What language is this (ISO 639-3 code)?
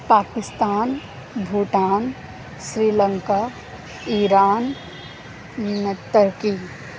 urd